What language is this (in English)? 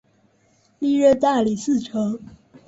Chinese